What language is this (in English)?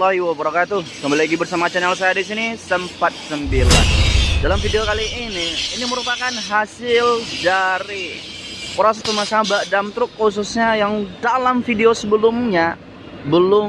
Indonesian